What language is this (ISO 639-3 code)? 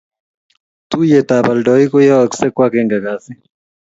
kln